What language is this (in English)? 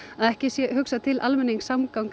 Icelandic